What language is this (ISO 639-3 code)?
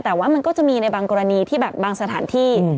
tha